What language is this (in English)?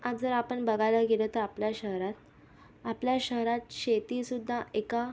Marathi